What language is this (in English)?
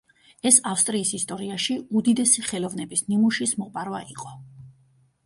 Georgian